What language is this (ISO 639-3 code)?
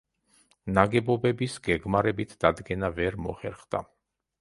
kat